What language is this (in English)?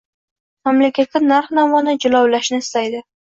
Uzbek